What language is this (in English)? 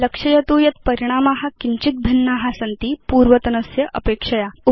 Sanskrit